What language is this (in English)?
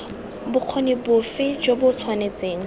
Tswana